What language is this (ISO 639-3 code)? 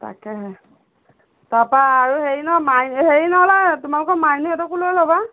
asm